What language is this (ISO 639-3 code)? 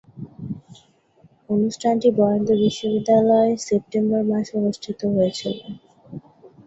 ben